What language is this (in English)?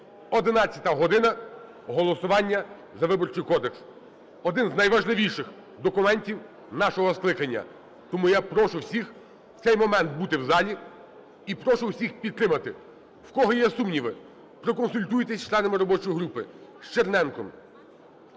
Ukrainian